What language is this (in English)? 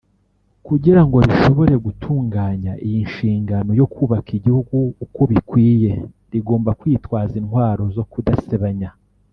Kinyarwanda